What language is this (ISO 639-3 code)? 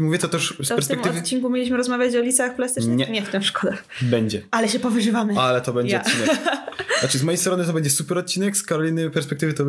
pol